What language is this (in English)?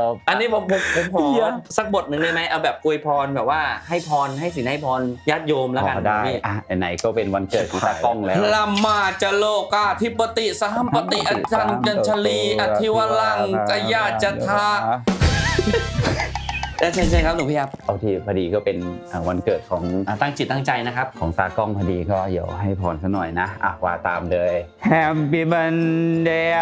Thai